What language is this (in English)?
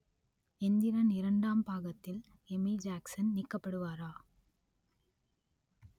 Tamil